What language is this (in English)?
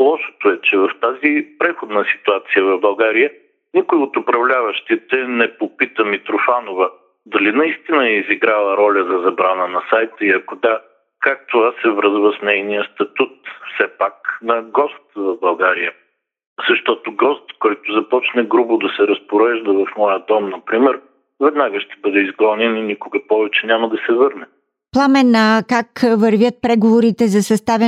Bulgarian